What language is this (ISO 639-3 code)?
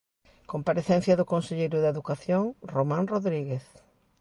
glg